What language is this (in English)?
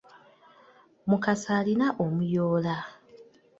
Ganda